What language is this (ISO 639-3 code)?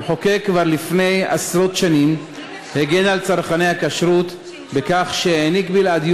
heb